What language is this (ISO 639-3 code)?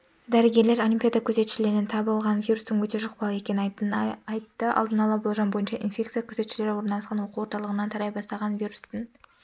kaz